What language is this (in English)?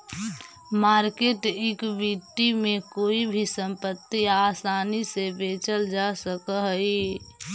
Magahi